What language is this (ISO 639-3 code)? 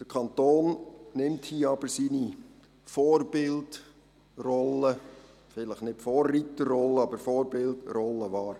gsw